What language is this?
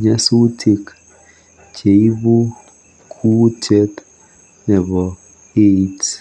Kalenjin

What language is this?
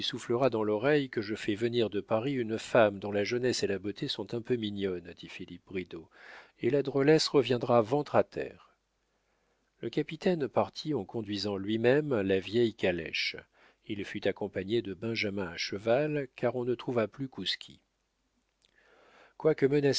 French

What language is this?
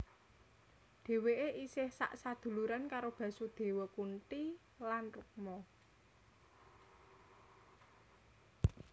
Javanese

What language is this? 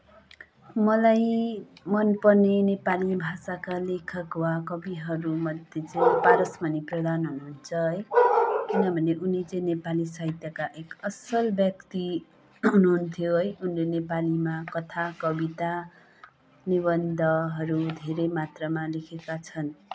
Nepali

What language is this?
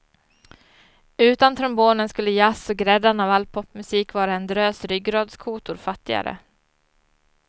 Swedish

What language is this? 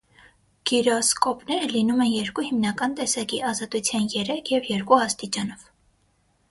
Armenian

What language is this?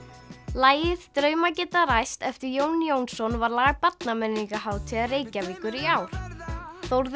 Icelandic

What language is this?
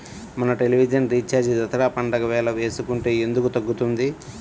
Telugu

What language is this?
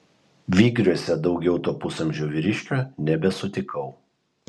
Lithuanian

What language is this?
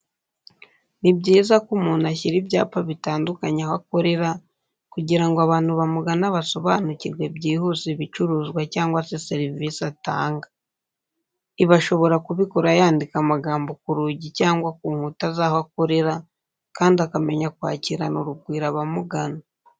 Kinyarwanda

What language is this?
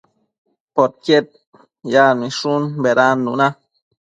Matsés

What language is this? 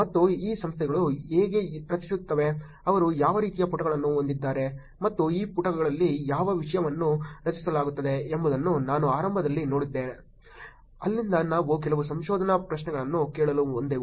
Kannada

